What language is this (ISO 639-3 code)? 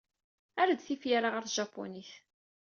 kab